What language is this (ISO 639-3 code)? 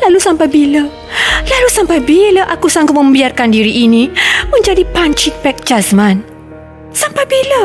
msa